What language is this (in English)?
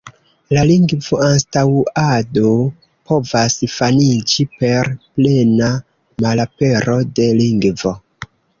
Esperanto